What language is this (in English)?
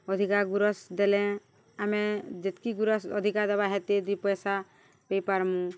Odia